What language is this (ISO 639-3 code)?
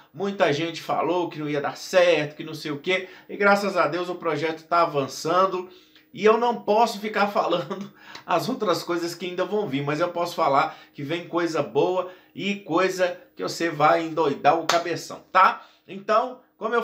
por